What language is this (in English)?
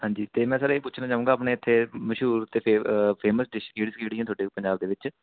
Punjabi